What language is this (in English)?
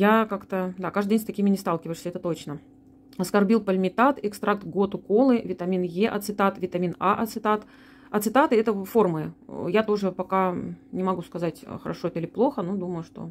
Russian